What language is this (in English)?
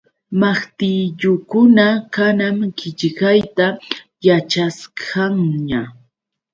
Yauyos Quechua